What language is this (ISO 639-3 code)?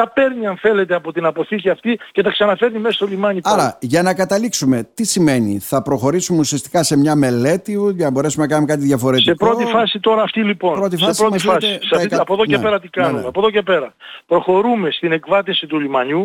ell